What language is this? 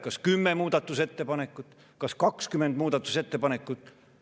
Estonian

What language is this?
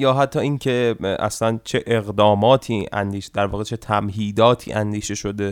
Persian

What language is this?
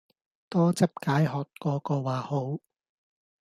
Cantonese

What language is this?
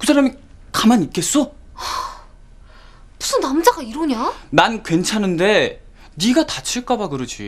Korean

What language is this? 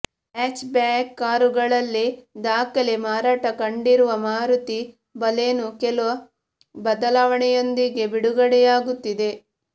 Kannada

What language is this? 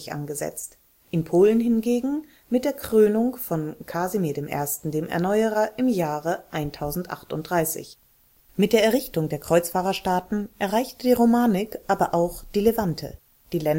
German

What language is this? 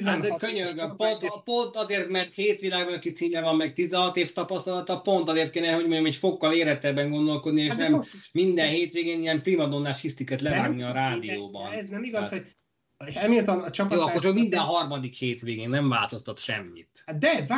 Hungarian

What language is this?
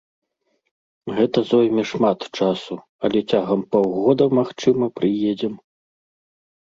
Belarusian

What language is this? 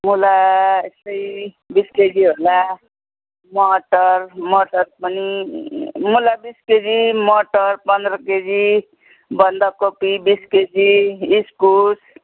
Nepali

